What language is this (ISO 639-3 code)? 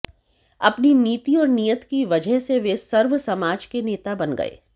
hin